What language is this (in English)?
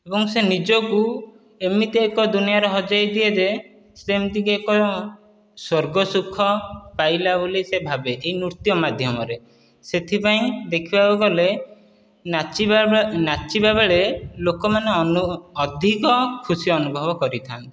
Odia